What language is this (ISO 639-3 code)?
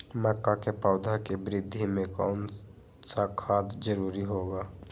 mag